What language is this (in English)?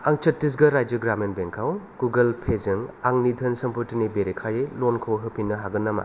Bodo